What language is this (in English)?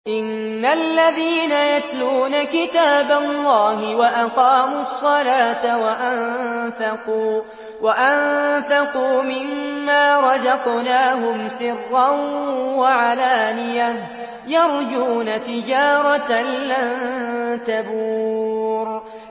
Arabic